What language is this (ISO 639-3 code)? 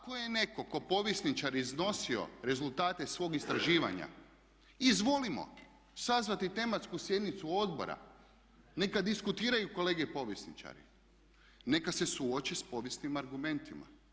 hrv